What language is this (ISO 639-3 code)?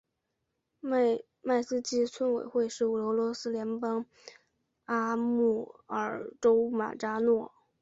zho